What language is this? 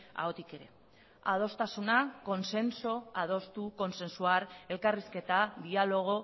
Basque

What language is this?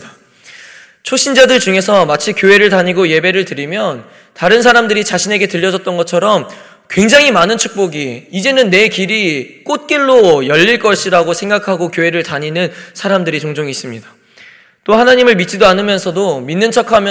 Korean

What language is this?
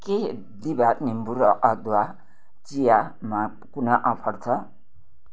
Nepali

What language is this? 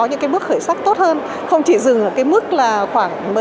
Vietnamese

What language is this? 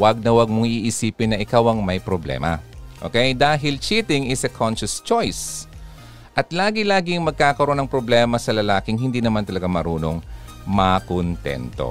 Filipino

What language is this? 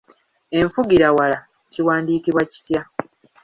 Ganda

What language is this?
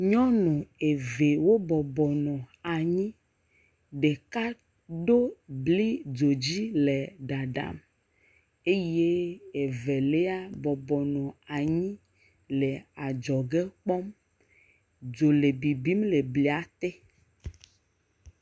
Ewe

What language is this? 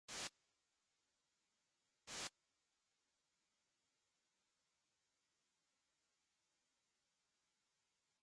Russian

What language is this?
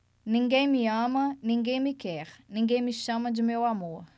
Portuguese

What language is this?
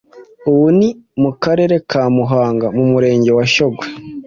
Kinyarwanda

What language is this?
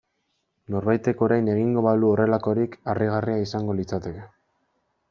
Basque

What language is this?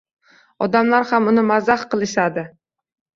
Uzbek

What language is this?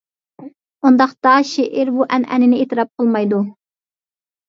Uyghur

